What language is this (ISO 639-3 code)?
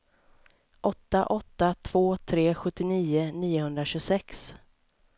swe